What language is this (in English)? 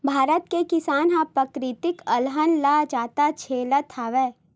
Chhattisgarhi